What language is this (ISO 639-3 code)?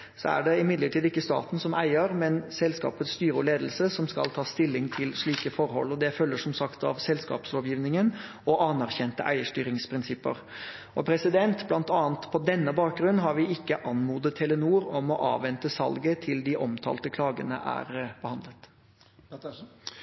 nob